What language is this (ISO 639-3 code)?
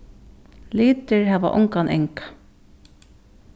fao